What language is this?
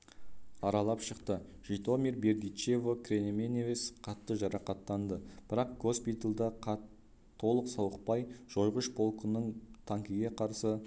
Kazakh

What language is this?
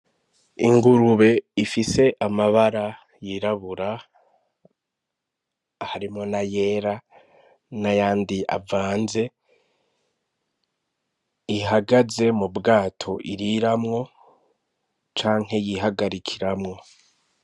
Rundi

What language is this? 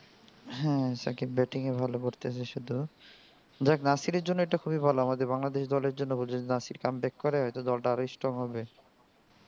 Bangla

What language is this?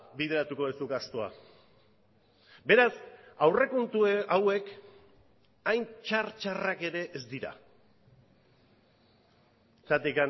Basque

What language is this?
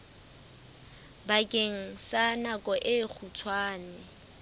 Southern Sotho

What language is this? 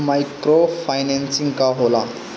Bhojpuri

